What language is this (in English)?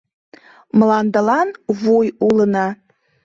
Mari